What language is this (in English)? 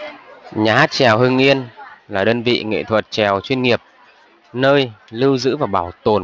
Vietnamese